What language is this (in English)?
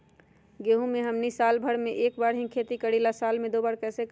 Magahi